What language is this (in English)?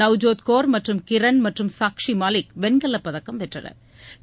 Tamil